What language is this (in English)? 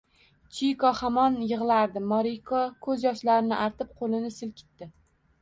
Uzbek